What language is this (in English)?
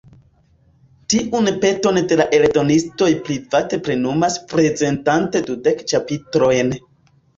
Esperanto